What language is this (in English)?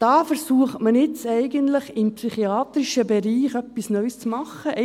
Swiss German